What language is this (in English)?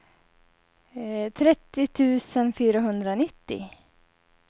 Swedish